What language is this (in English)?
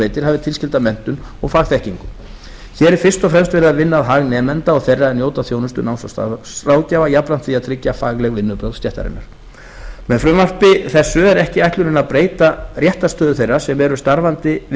Icelandic